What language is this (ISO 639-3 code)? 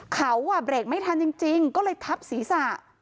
tha